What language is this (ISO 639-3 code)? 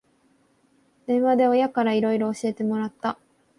jpn